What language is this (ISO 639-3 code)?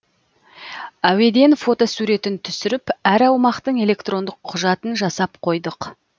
kaz